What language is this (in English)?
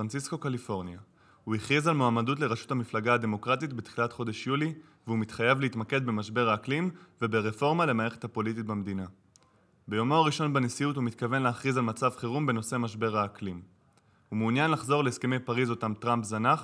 Hebrew